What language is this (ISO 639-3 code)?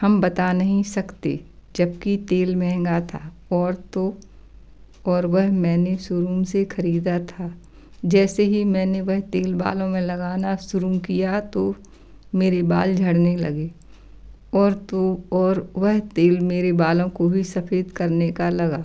hin